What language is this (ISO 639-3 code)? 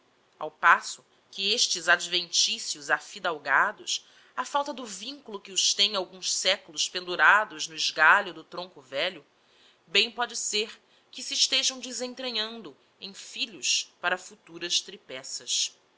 por